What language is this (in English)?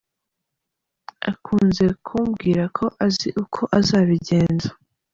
Kinyarwanda